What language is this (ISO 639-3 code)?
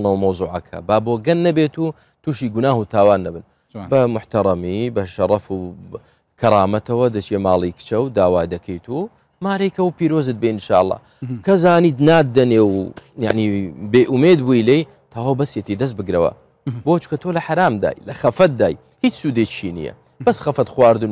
ara